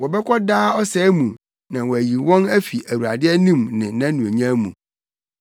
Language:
Akan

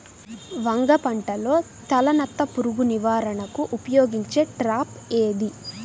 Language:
Telugu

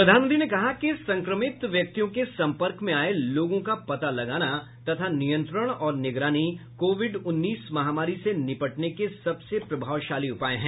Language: Hindi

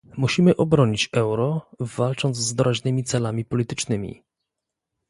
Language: Polish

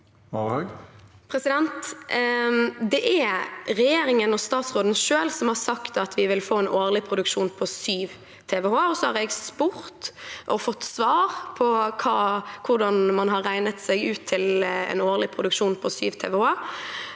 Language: Norwegian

